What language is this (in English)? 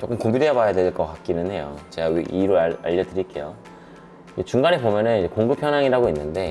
Korean